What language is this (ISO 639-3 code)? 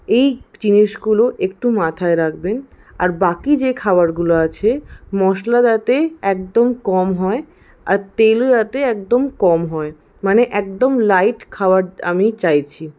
ben